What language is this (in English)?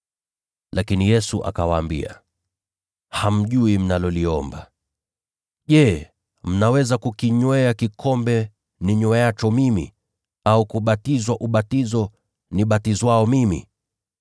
Swahili